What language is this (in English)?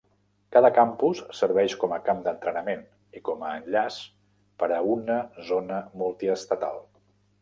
Catalan